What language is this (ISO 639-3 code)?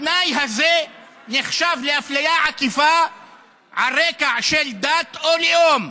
heb